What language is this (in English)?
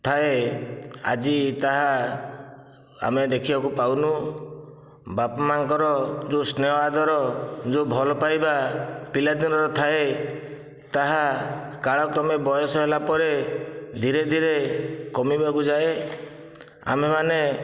Odia